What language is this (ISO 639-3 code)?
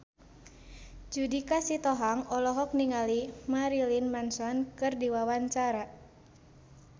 sun